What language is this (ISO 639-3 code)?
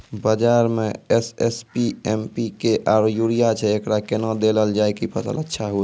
mai